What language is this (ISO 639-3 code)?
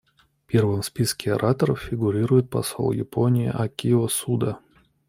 rus